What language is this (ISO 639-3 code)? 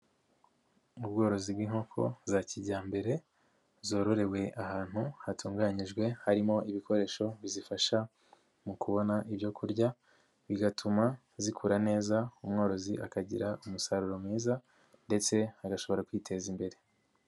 kin